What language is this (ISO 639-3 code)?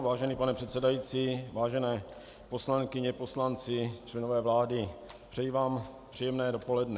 ces